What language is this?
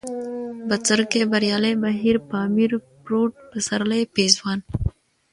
Pashto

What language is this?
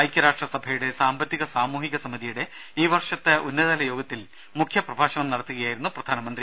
Malayalam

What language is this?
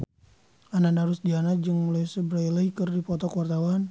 Sundanese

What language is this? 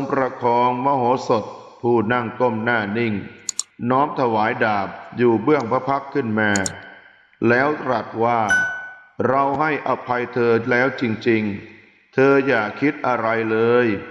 Thai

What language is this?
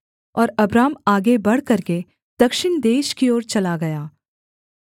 Hindi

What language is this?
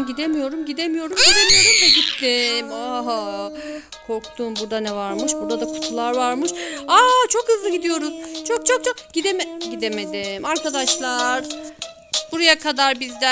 Turkish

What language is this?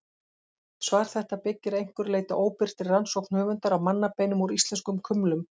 Icelandic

